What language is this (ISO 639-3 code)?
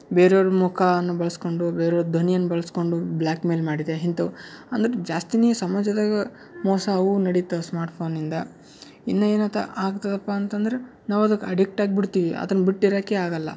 kan